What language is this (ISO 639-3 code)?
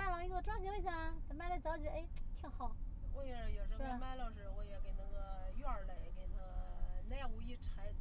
zho